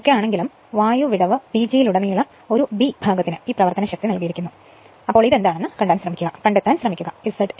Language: Malayalam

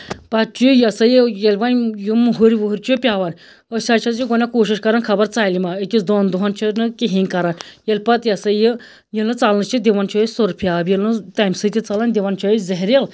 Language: Kashmiri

